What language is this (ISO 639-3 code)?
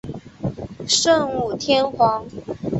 zho